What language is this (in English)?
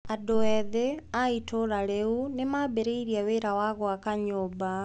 Kikuyu